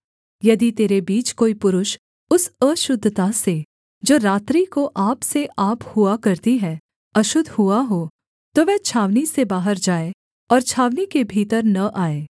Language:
Hindi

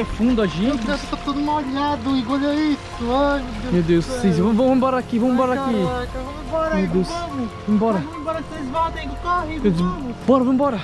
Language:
Portuguese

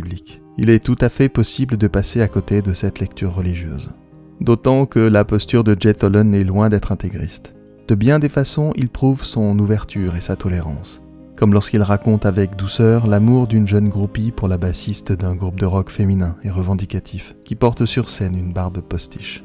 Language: French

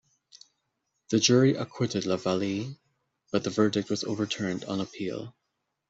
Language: English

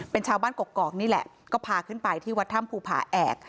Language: Thai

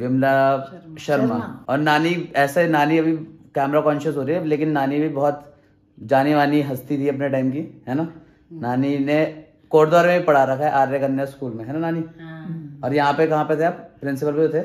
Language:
Hindi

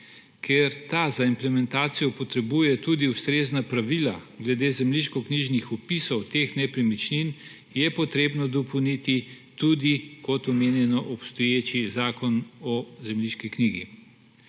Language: Slovenian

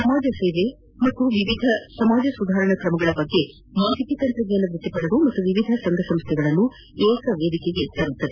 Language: Kannada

